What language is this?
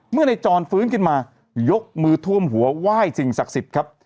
Thai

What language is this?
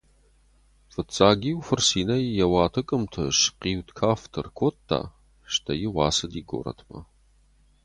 Ossetic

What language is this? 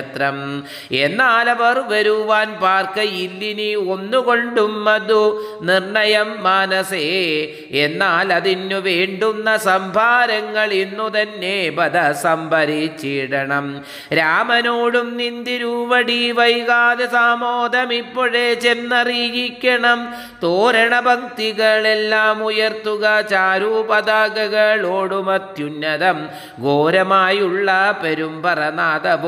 Malayalam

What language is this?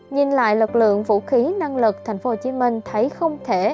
Vietnamese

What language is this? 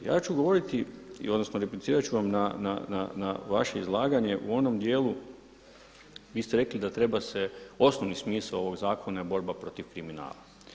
Croatian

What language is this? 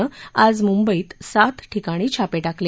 Marathi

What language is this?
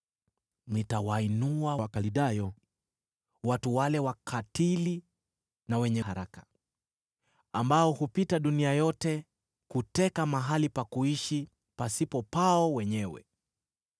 Swahili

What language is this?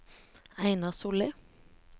Norwegian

